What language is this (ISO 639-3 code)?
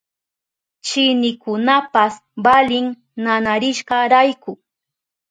qup